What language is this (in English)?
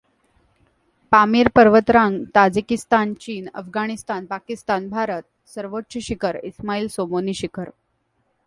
Marathi